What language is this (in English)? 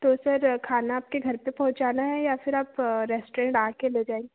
Hindi